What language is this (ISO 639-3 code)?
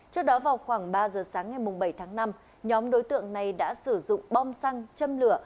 vie